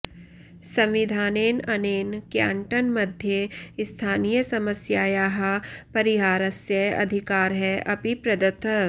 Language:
Sanskrit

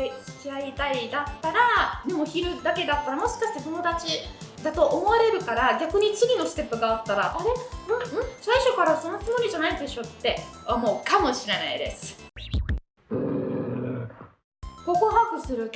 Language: Japanese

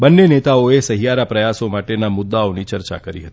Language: Gujarati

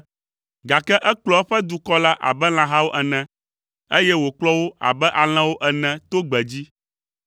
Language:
Ewe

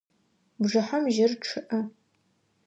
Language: Adyghe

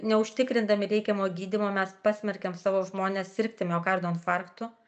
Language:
Lithuanian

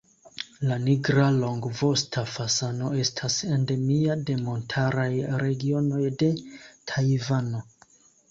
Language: Esperanto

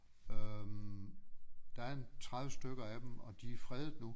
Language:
Danish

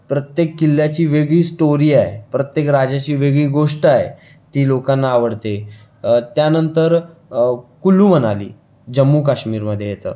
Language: Marathi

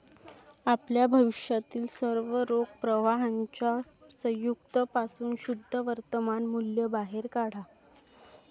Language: Marathi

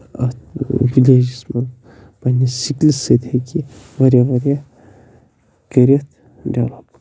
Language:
Kashmiri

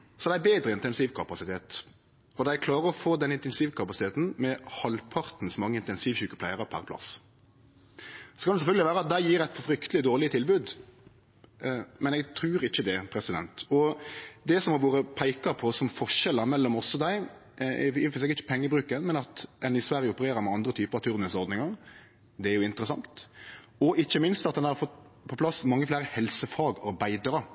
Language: Norwegian Nynorsk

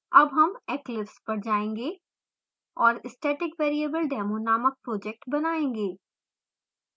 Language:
Hindi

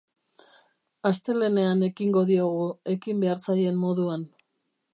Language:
Basque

